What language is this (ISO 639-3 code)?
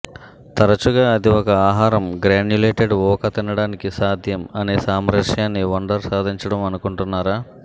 tel